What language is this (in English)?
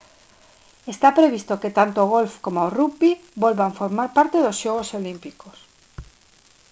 Galician